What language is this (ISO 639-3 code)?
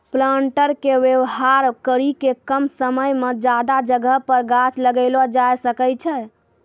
mai